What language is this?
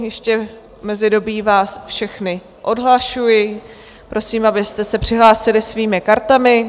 Czech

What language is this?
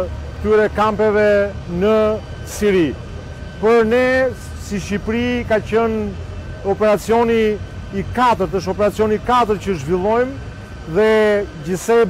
Romanian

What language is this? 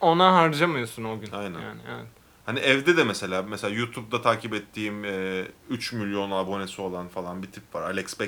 Turkish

